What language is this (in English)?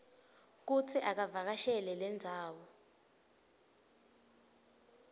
Swati